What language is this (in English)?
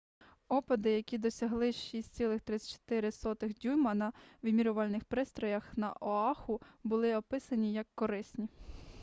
Ukrainian